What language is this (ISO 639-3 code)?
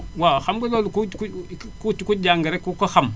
wol